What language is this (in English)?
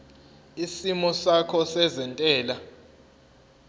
Zulu